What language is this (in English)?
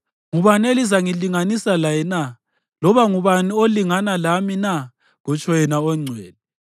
North Ndebele